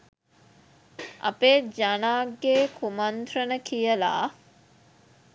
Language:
Sinhala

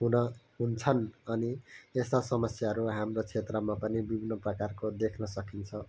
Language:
Nepali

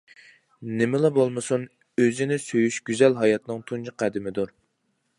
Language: Uyghur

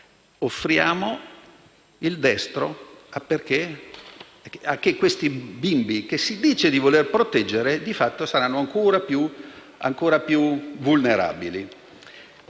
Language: Italian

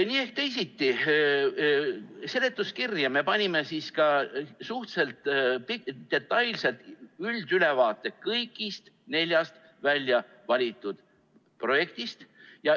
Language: Estonian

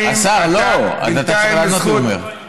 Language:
Hebrew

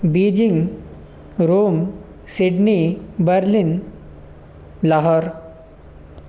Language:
Sanskrit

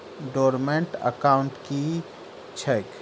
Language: Maithili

